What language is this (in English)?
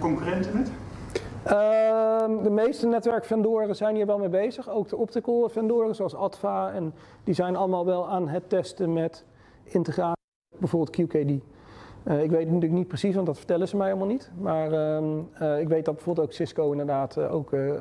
Dutch